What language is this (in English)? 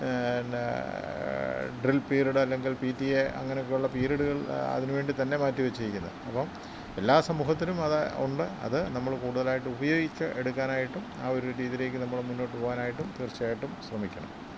Malayalam